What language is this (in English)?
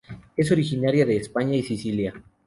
Spanish